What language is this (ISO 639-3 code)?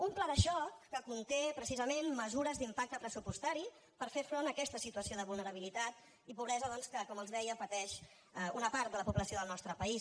cat